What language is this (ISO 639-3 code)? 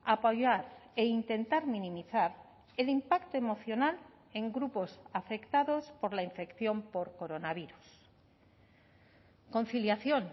spa